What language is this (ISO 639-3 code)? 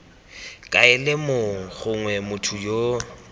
tsn